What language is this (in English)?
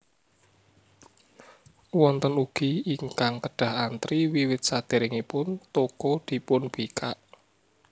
Javanese